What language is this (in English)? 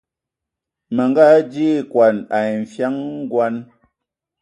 Ewondo